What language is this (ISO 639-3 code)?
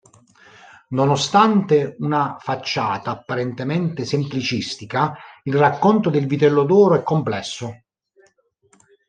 ita